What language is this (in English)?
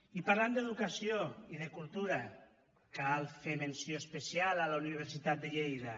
Catalan